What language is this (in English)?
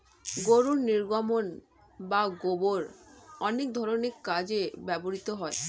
Bangla